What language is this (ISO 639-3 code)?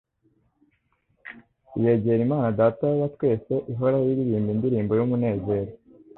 kin